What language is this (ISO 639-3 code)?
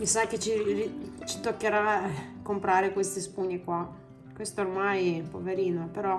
ita